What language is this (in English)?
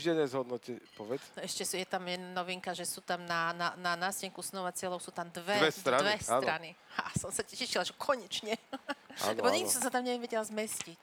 Slovak